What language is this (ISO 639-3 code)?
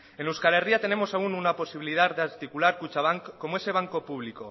spa